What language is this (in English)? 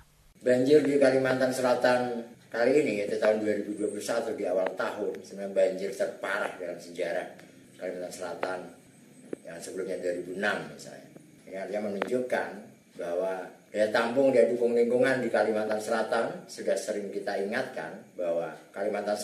Indonesian